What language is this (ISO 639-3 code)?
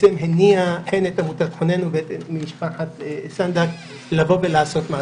heb